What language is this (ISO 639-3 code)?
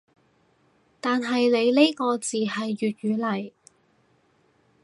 yue